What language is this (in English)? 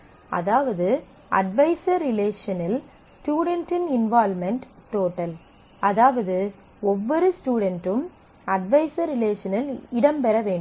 Tamil